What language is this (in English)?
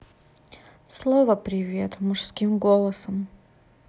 Russian